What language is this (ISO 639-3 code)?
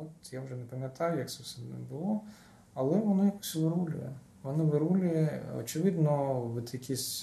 ukr